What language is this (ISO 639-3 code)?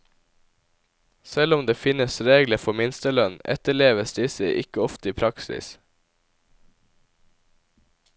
nor